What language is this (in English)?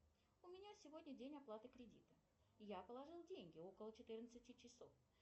Russian